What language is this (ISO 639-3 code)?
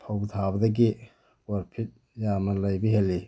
mni